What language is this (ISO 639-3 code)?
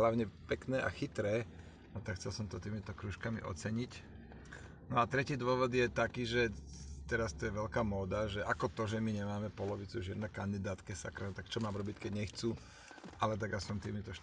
slk